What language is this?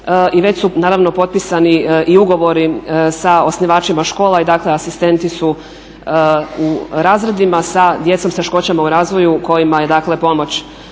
Croatian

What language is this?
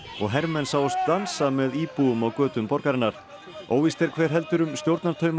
Icelandic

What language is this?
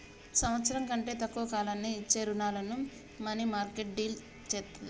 Telugu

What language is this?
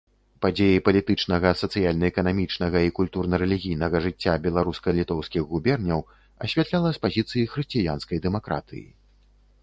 Belarusian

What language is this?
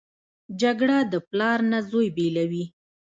Pashto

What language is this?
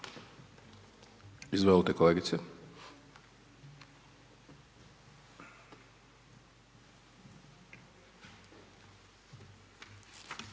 Croatian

